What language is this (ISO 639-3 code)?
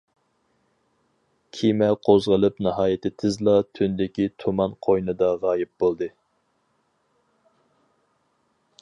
uig